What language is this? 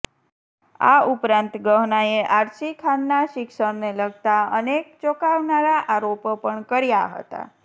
Gujarati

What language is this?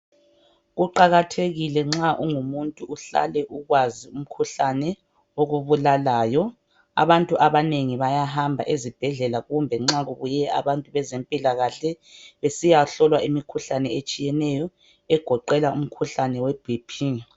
North Ndebele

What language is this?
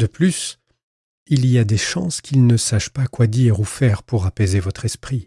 French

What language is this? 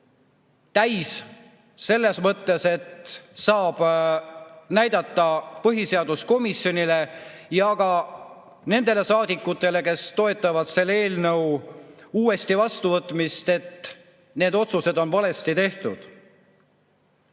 Estonian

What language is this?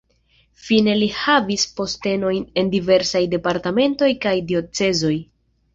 Esperanto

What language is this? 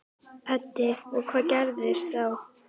Icelandic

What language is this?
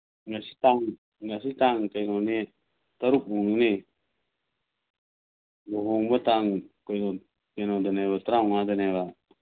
Manipuri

